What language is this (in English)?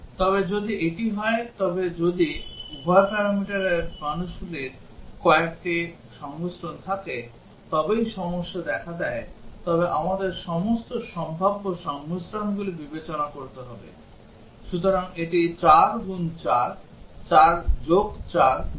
Bangla